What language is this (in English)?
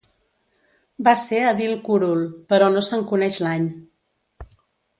Catalan